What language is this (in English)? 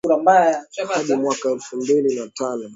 Swahili